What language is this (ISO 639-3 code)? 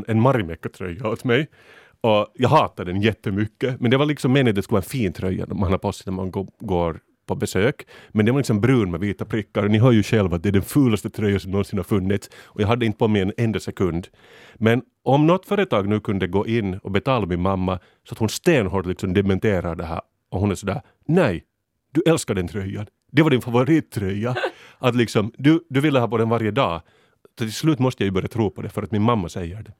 swe